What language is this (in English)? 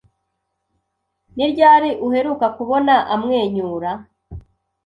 Kinyarwanda